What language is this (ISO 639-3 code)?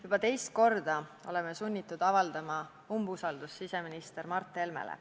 est